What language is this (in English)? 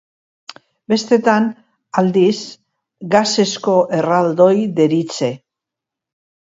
Basque